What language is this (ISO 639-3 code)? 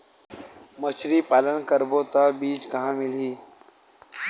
hne